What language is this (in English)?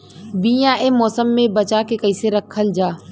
Bhojpuri